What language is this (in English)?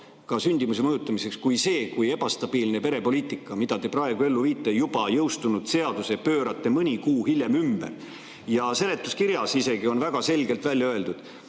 Estonian